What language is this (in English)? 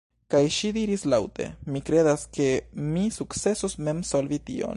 Esperanto